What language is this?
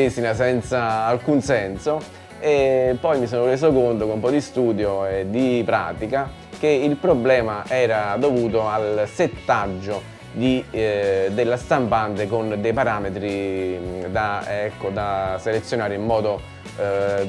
Italian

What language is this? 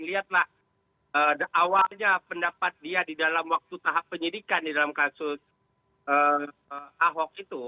Indonesian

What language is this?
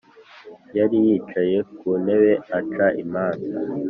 Kinyarwanda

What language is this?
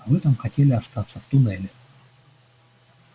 Russian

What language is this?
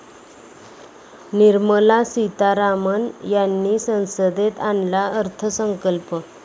Marathi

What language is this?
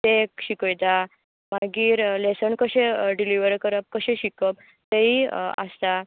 Konkani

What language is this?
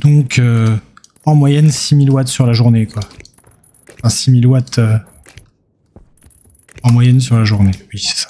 French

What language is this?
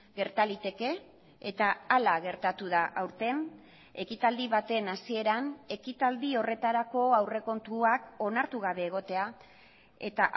Basque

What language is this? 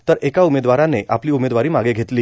Marathi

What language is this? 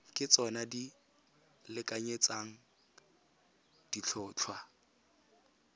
Tswana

